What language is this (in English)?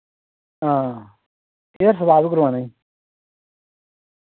Dogri